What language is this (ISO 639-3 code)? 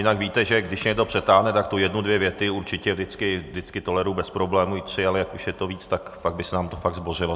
ces